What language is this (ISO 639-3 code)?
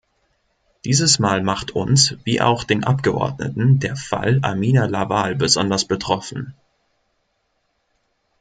deu